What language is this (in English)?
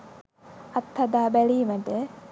Sinhala